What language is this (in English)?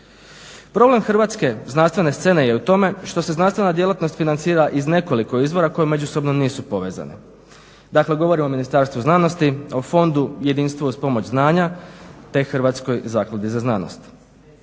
Croatian